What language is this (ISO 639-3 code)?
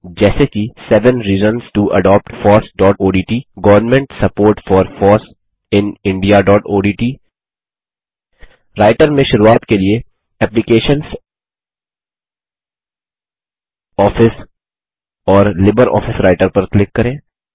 hin